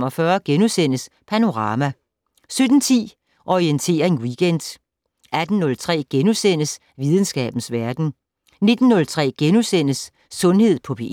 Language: Danish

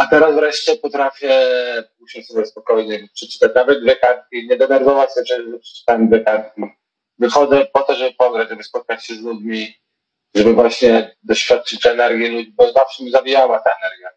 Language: Polish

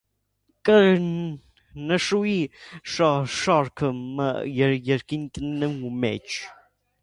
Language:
Armenian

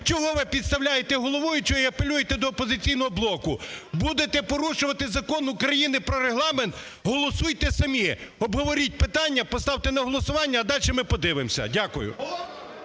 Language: Ukrainian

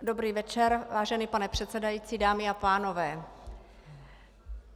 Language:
Czech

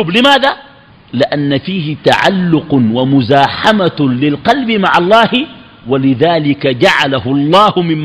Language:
Arabic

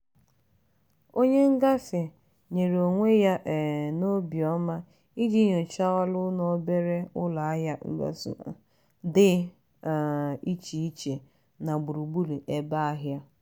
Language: Igbo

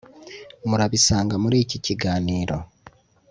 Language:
Kinyarwanda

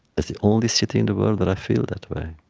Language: English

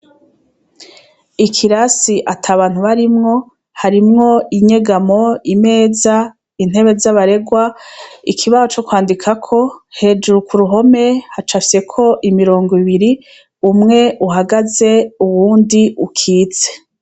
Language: Rundi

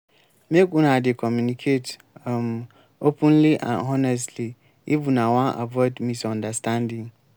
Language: Nigerian Pidgin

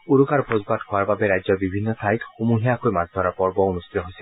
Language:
Assamese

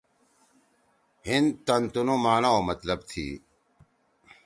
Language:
Torwali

